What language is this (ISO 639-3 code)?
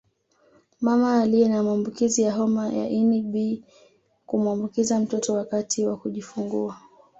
swa